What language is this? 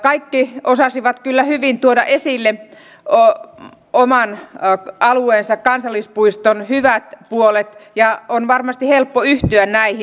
Finnish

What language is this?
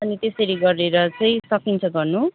Nepali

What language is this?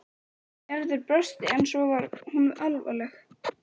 Icelandic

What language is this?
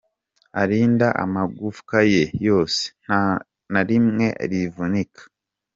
Kinyarwanda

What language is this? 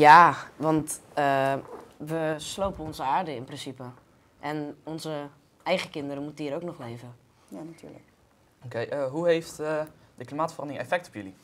Dutch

